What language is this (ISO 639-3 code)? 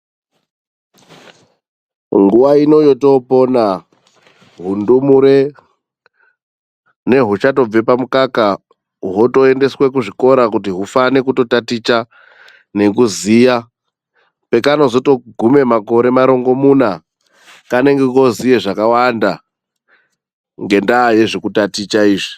ndc